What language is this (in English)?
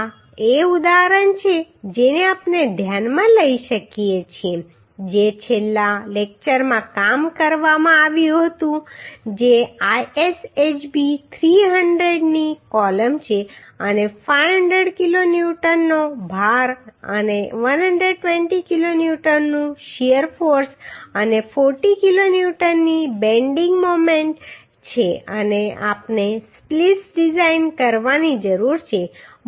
Gujarati